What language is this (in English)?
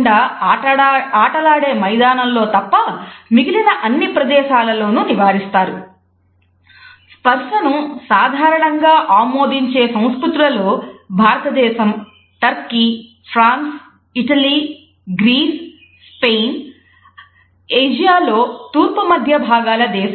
Telugu